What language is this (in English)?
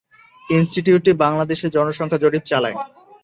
Bangla